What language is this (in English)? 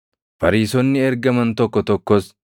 Oromo